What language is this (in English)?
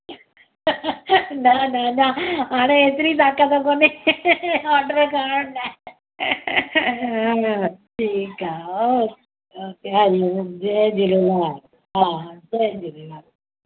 Sindhi